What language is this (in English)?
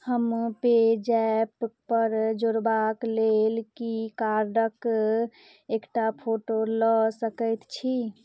Maithili